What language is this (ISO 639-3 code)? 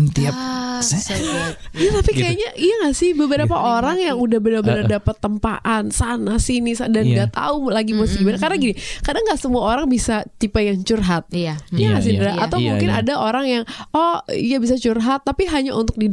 ind